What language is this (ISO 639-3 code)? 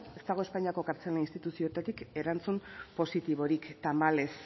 eus